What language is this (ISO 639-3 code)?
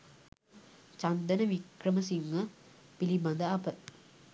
sin